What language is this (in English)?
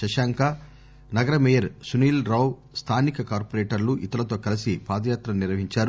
Telugu